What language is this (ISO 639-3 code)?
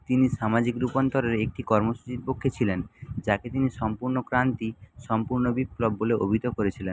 ben